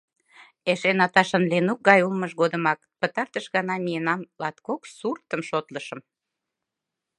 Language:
Mari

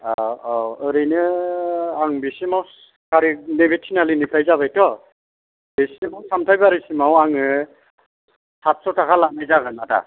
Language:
Bodo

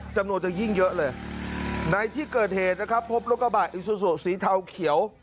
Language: Thai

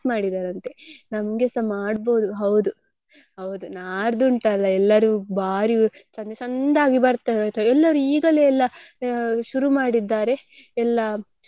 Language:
Kannada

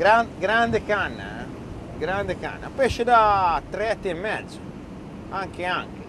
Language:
Italian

